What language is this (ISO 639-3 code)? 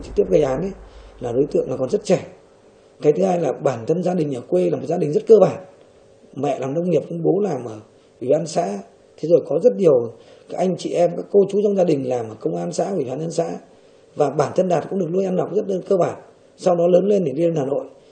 vie